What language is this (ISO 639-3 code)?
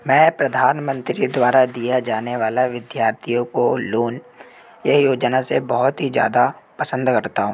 hin